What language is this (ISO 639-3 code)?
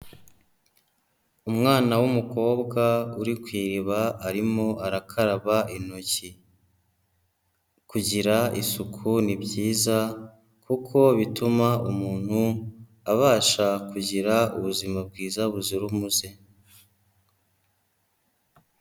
kin